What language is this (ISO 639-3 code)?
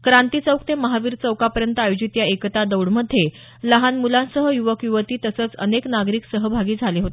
mar